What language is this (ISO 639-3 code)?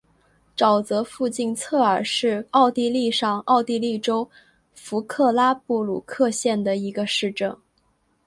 zho